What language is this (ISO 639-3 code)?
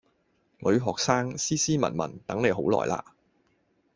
yue